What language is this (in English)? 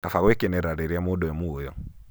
Kikuyu